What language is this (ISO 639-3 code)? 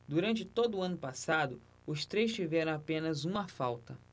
por